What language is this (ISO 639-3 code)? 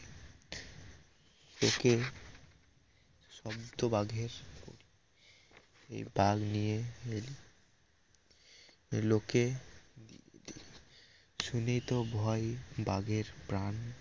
ben